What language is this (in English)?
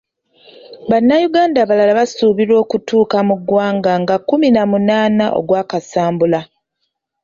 Ganda